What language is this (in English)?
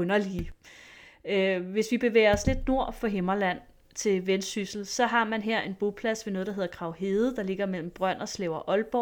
Danish